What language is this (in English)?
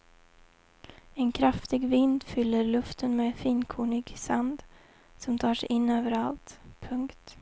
Swedish